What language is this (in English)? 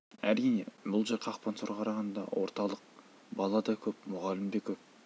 Kazakh